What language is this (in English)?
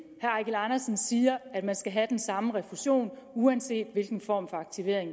Danish